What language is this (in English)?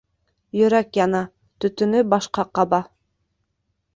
Bashkir